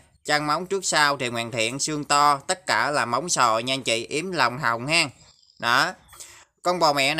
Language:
Vietnamese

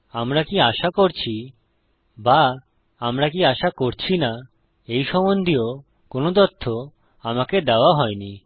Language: Bangla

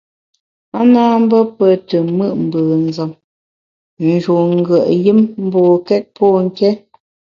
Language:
Bamun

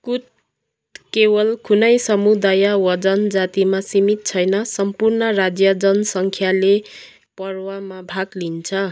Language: Nepali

